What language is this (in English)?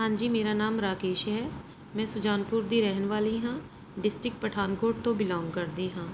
Punjabi